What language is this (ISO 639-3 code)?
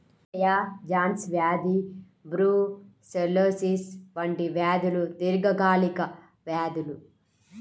tel